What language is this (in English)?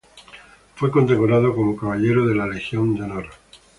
Spanish